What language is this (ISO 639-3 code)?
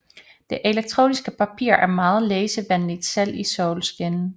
dan